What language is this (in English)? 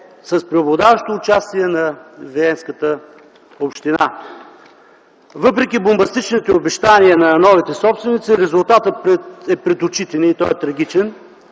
Bulgarian